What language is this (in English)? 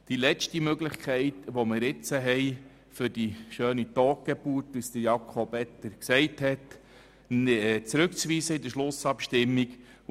Swiss German